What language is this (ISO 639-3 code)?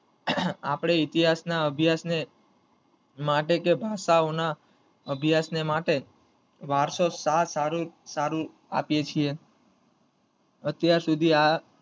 guj